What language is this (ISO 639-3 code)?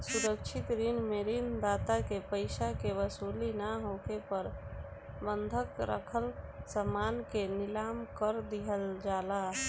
bho